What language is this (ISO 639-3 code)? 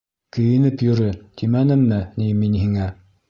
bak